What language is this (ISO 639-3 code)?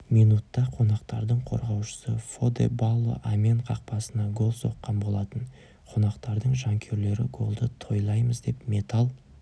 kaz